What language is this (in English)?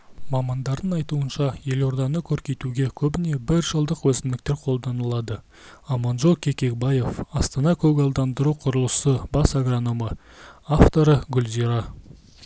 Kazakh